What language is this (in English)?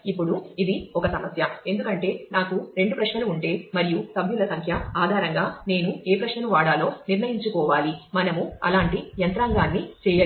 Telugu